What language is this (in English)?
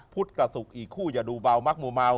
Thai